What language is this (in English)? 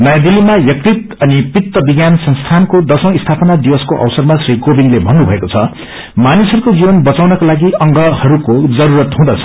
Nepali